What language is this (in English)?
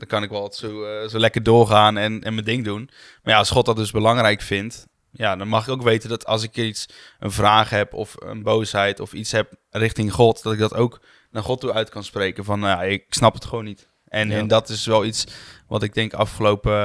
Dutch